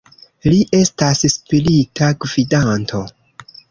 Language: Esperanto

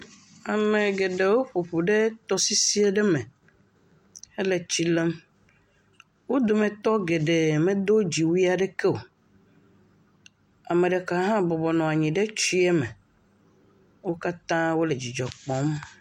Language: Ewe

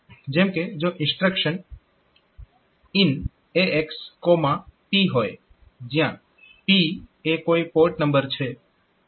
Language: Gujarati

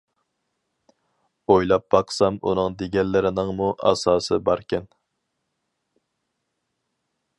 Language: Uyghur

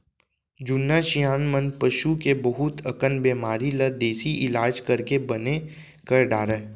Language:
Chhattisgarhi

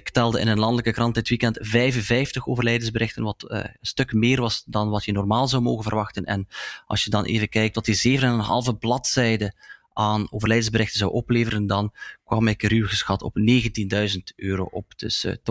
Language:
Dutch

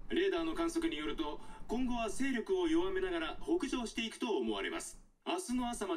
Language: Japanese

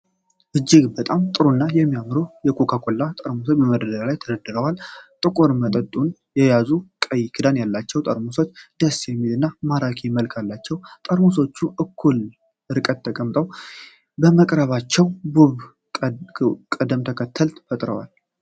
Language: Amharic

